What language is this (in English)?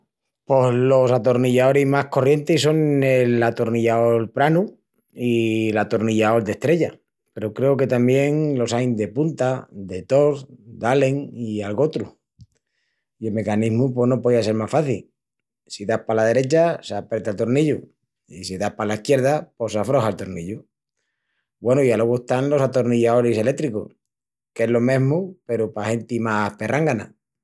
Extremaduran